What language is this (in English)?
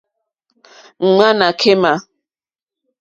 Mokpwe